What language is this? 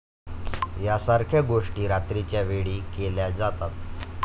Marathi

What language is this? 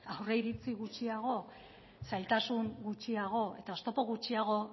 Basque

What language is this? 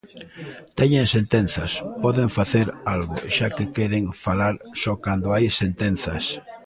Galician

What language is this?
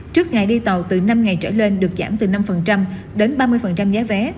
Vietnamese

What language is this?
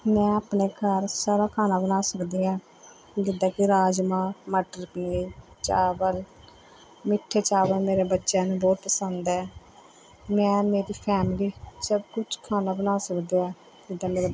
Punjabi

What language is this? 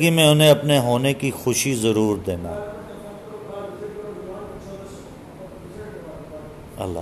Urdu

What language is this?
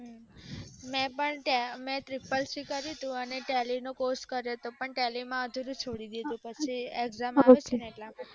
Gujarati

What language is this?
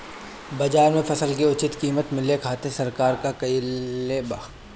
Bhojpuri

